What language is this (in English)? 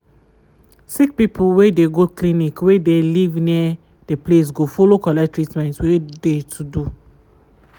Nigerian Pidgin